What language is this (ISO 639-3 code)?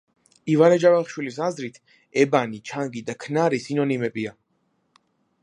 kat